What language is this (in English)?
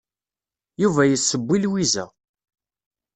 Kabyle